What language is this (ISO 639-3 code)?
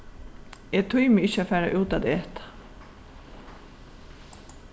fao